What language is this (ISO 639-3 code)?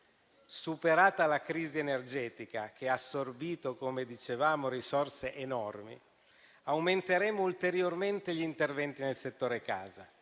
ita